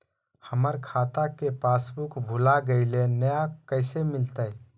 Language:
Magahi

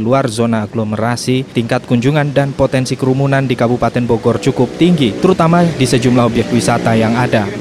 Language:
Indonesian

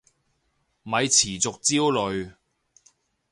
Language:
Cantonese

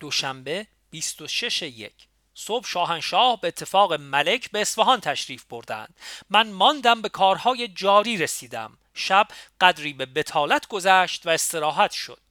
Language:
Persian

